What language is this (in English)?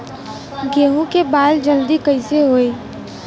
Bhojpuri